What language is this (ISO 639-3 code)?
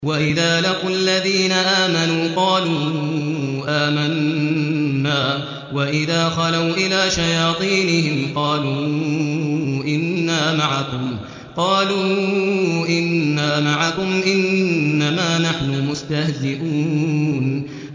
ara